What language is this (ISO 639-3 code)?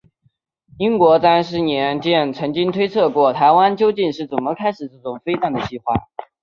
zho